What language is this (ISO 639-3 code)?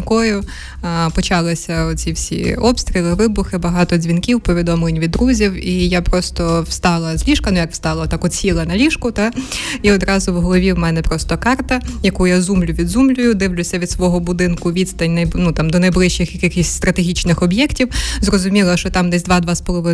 ukr